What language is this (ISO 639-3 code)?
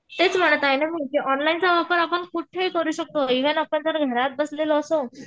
mar